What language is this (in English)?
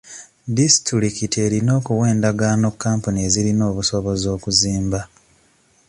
Ganda